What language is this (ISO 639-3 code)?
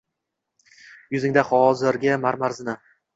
uzb